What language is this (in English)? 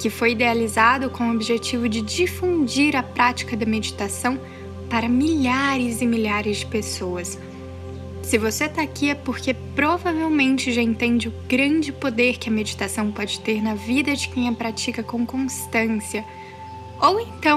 Portuguese